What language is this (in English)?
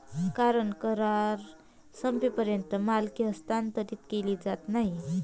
Marathi